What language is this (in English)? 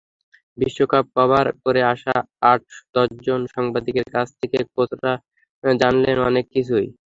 Bangla